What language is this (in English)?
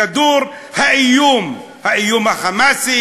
Hebrew